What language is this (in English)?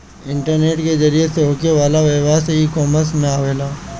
Bhojpuri